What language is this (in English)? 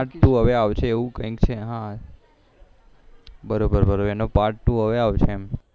Gujarati